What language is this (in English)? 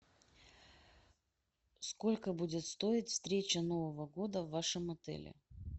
Russian